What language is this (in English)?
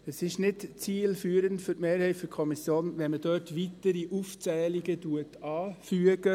Swiss German